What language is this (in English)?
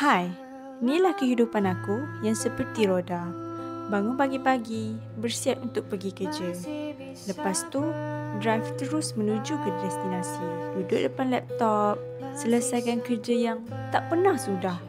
Malay